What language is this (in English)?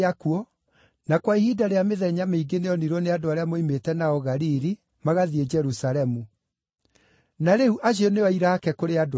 Kikuyu